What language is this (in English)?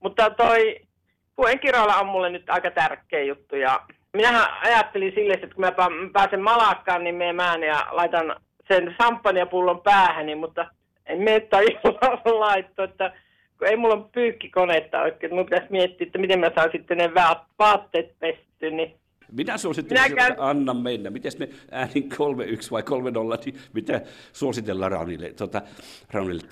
Finnish